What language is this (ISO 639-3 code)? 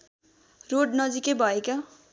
nep